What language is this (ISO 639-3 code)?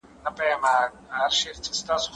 pus